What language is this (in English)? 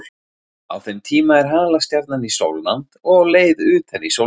Icelandic